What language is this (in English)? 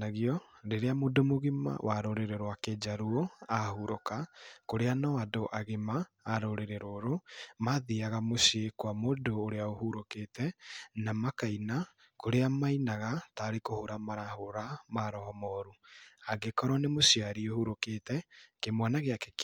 Kikuyu